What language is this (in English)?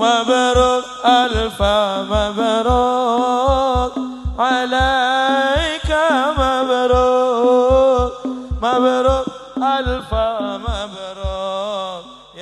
Arabic